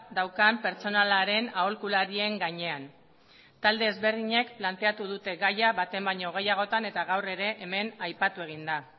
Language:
Basque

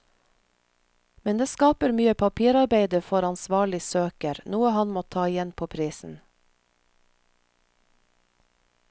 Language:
Norwegian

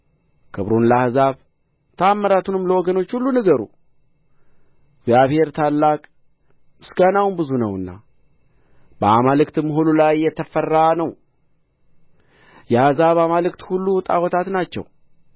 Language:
Amharic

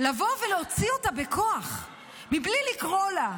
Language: Hebrew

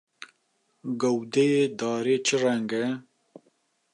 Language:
Kurdish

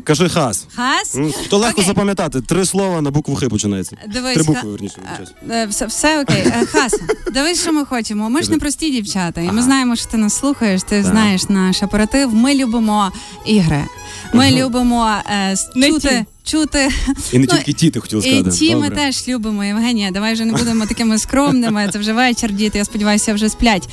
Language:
Ukrainian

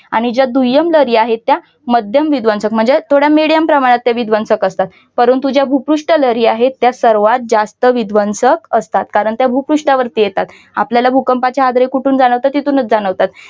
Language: Marathi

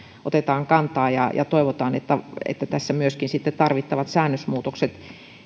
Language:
Finnish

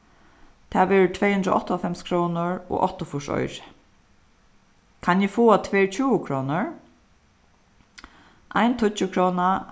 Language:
Faroese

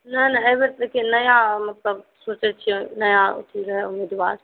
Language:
Maithili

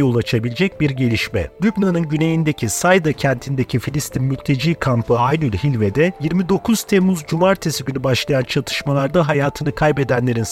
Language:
Turkish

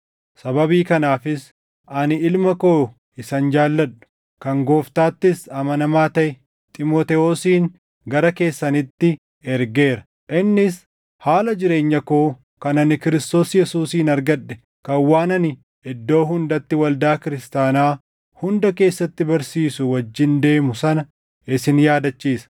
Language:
Oromo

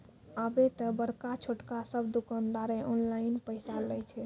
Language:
Maithili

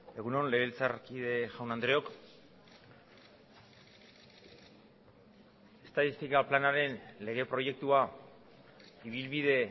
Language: Basque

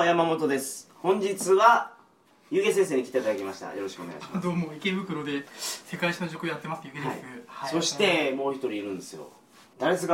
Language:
Japanese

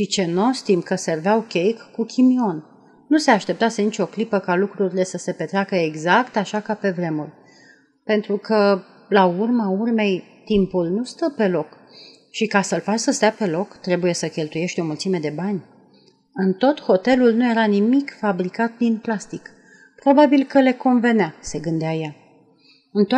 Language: Romanian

